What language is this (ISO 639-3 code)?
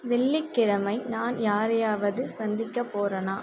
tam